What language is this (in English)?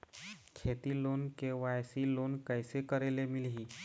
Chhattisgarhi